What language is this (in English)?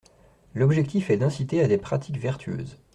French